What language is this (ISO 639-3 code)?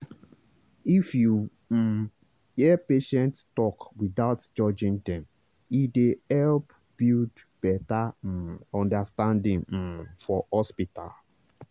pcm